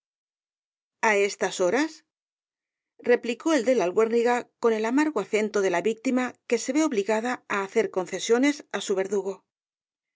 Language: Spanish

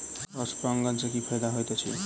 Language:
Maithili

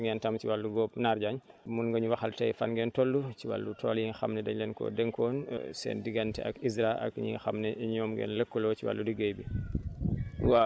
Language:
Wolof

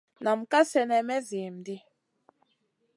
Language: Masana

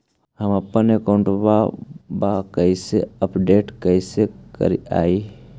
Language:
Magahi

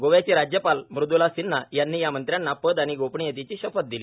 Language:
Marathi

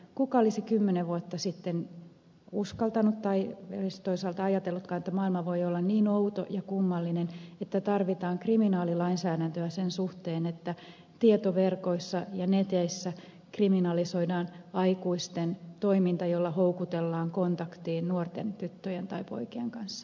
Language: Finnish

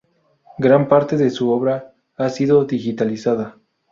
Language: Spanish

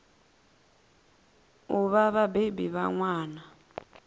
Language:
Venda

